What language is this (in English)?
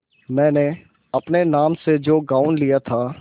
Hindi